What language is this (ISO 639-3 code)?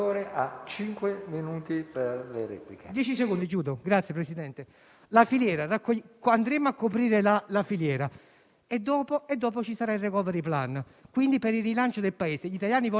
ita